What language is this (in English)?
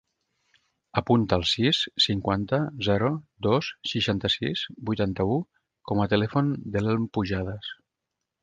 Catalan